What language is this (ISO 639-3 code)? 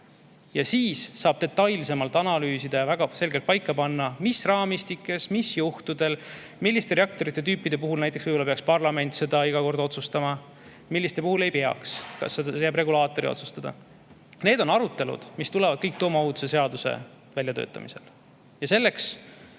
est